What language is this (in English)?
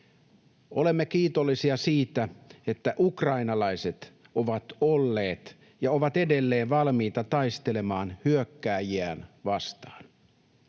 Finnish